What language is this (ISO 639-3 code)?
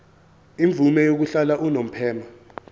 zul